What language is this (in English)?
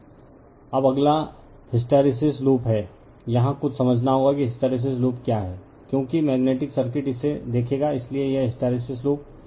Hindi